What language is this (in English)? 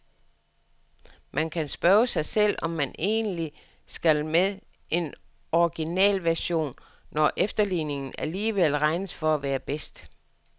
Danish